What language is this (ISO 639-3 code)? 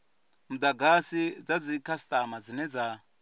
ven